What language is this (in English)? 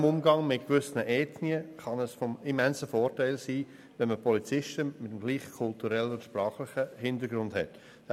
Swiss German